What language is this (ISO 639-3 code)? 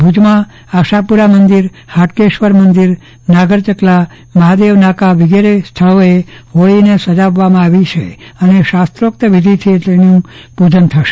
guj